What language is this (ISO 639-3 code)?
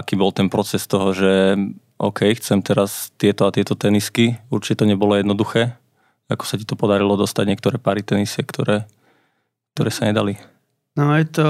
slk